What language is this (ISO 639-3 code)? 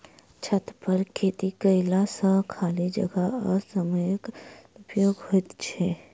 mai